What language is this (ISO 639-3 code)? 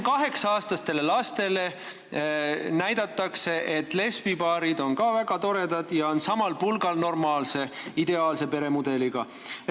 est